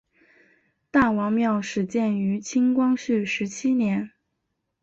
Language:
Chinese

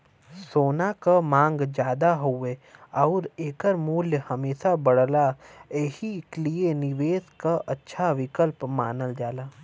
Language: Bhojpuri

